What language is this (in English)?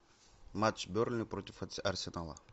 Russian